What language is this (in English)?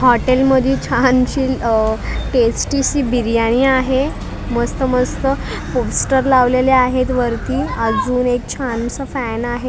Marathi